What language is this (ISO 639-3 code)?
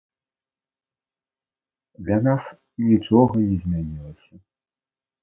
bel